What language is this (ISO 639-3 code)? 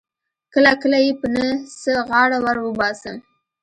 pus